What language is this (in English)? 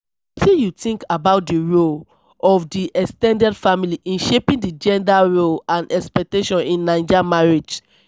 Nigerian Pidgin